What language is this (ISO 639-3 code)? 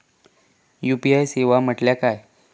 mar